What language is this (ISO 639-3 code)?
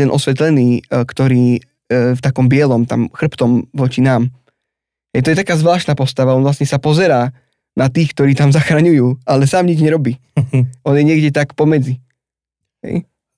slk